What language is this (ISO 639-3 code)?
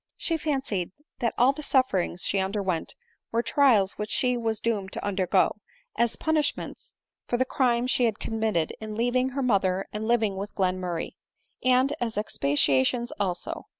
eng